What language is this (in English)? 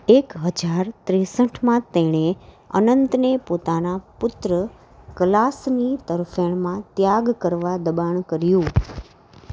Gujarati